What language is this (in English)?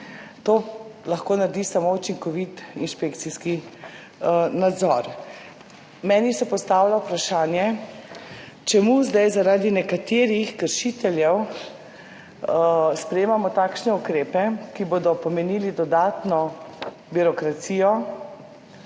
Slovenian